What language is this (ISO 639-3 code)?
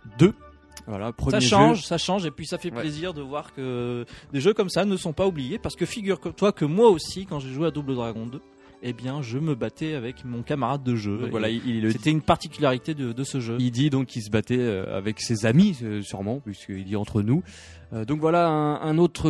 fra